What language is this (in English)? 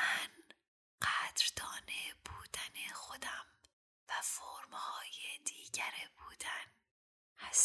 Persian